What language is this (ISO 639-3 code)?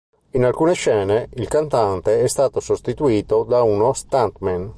ita